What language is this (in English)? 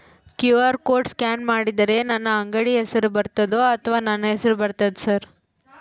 Kannada